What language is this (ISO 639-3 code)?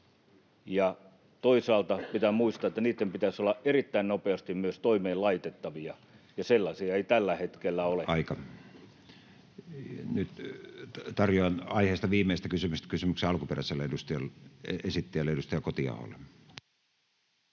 fin